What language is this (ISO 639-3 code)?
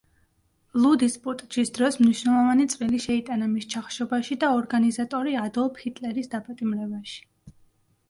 kat